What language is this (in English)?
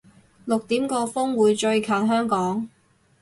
Cantonese